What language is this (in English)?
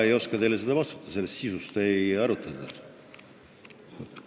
Estonian